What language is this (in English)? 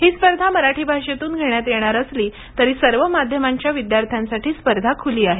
Marathi